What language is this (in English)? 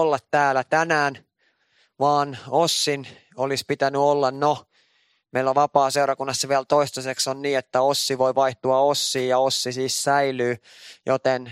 Finnish